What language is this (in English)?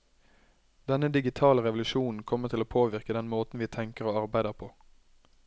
Norwegian